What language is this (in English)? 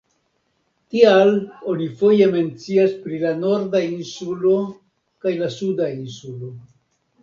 Esperanto